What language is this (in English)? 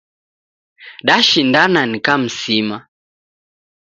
Taita